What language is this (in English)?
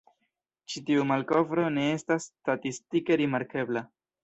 Esperanto